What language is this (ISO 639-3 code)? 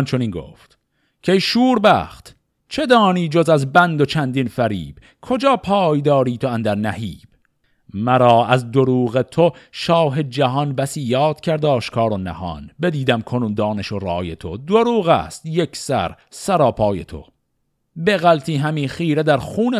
fas